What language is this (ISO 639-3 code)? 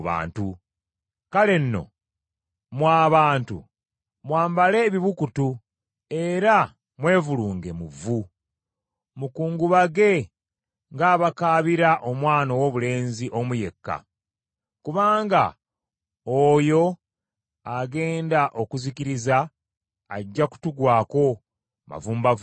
lug